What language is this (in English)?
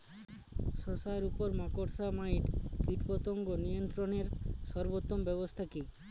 Bangla